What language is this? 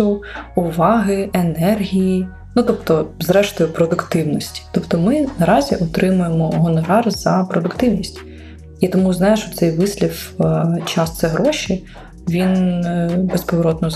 Ukrainian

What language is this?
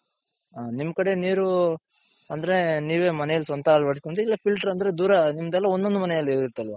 Kannada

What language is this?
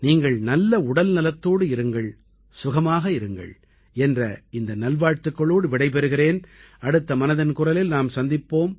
Tamil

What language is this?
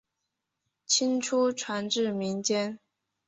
Chinese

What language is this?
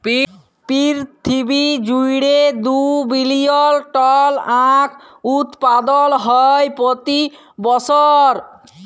Bangla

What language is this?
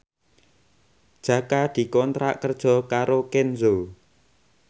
Javanese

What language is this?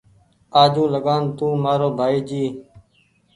Goaria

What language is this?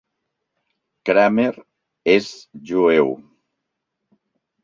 Catalan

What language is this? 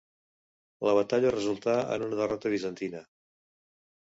Catalan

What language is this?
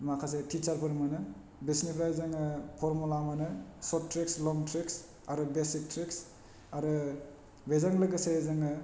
Bodo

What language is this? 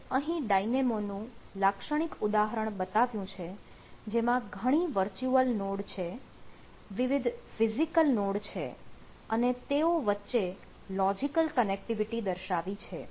Gujarati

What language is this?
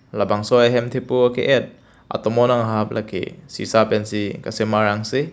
Karbi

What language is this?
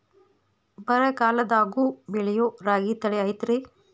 Kannada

